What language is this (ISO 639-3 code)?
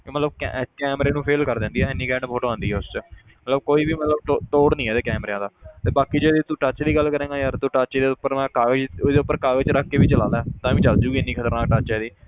pan